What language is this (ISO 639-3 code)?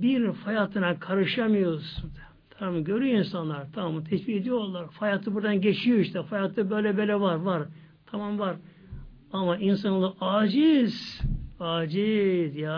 tur